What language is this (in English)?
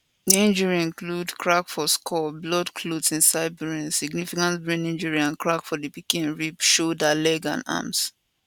Nigerian Pidgin